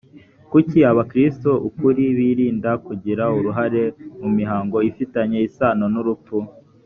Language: Kinyarwanda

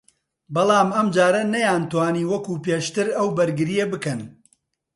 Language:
Central Kurdish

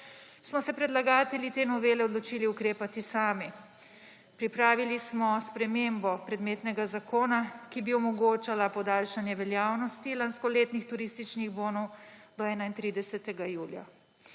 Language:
Slovenian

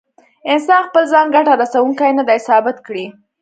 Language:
Pashto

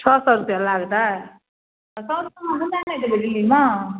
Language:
Maithili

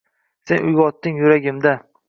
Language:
Uzbek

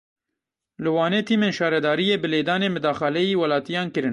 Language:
Kurdish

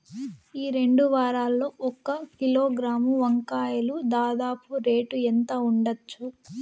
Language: Telugu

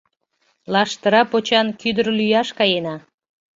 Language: Mari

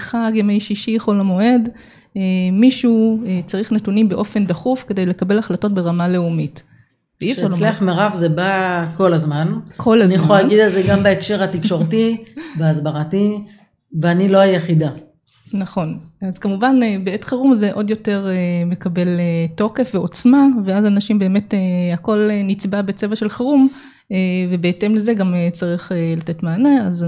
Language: Hebrew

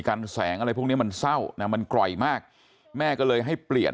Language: Thai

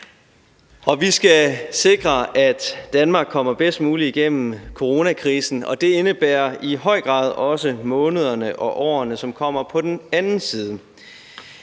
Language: Danish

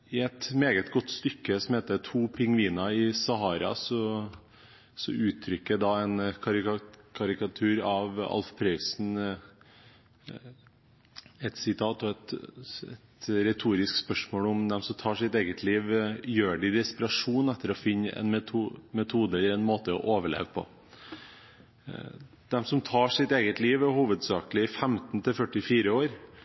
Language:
Norwegian Bokmål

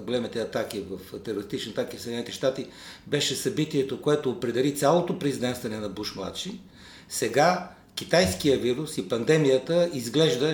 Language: Bulgarian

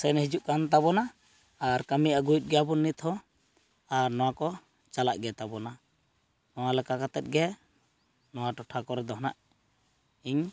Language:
Santali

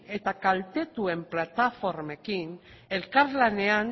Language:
Basque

